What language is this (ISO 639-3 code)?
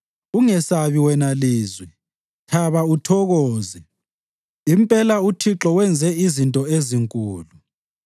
nde